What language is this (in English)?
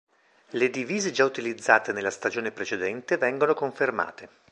Italian